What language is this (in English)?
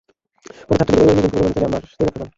Bangla